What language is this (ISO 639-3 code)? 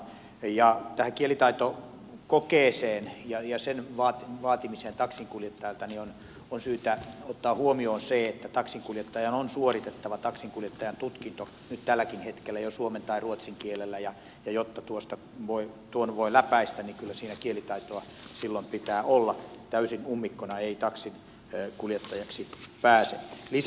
fin